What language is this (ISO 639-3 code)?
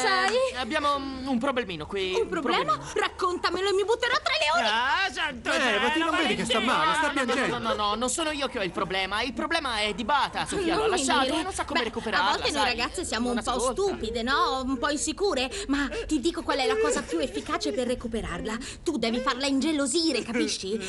ita